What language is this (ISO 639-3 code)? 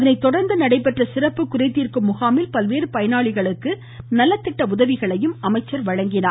tam